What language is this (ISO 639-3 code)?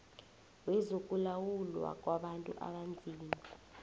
nbl